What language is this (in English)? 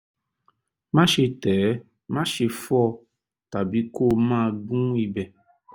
Yoruba